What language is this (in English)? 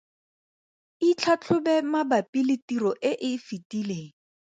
Tswana